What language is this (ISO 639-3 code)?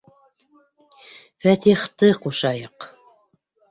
bak